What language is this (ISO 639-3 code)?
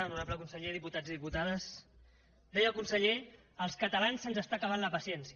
cat